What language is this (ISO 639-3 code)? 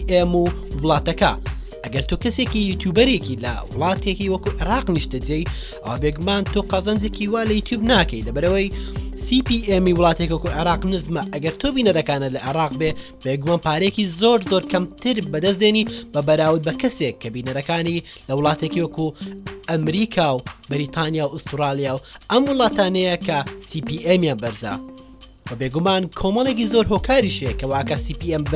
kor